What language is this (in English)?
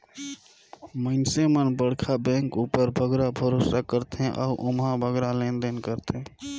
Chhattisgarhi